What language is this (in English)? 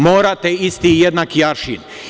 Serbian